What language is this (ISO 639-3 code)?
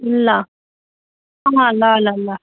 nep